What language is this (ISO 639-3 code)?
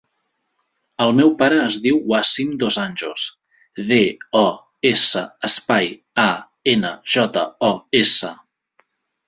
cat